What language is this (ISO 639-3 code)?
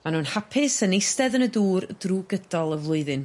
cym